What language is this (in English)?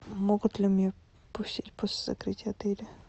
Russian